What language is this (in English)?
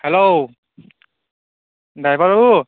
Santali